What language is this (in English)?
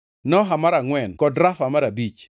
Luo (Kenya and Tanzania)